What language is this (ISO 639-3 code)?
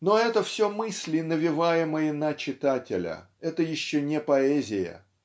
rus